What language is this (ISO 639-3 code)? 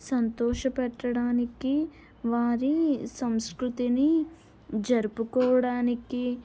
tel